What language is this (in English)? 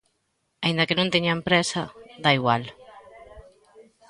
Galician